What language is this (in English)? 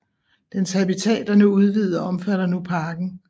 Danish